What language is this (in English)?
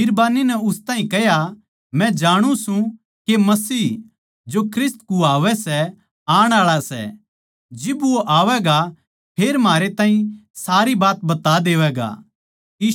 Haryanvi